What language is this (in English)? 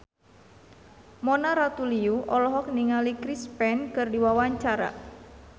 Sundanese